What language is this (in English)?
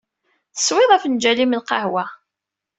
Kabyle